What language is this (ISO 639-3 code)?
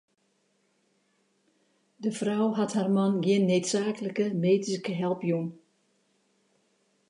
fry